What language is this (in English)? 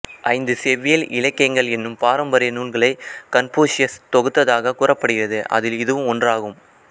Tamil